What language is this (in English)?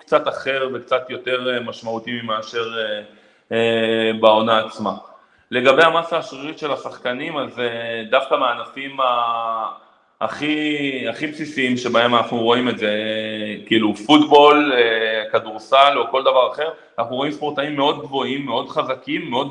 Hebrew